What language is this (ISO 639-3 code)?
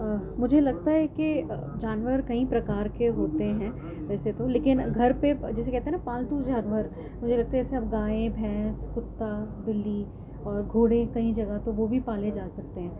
urd